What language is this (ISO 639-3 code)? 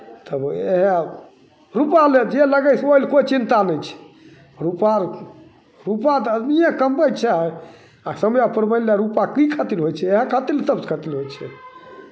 mai